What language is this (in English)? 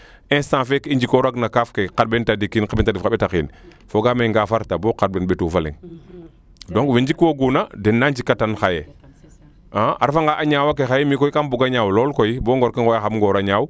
Serer